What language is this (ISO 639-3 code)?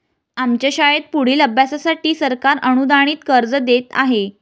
mar